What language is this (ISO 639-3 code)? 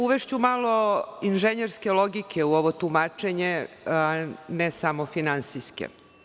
srp